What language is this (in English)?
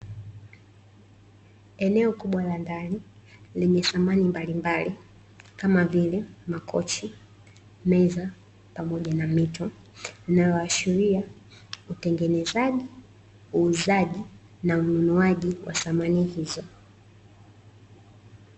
Swahili